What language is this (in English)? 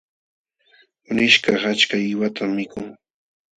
Jauja Wanca Quechua